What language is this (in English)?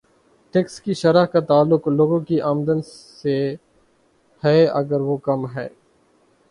Urdu